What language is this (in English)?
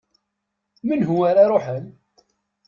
Kabyle